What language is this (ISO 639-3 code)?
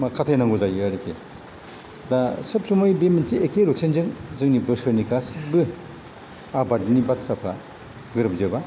brx